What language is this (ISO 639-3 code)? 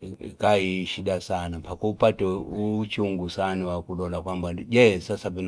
fip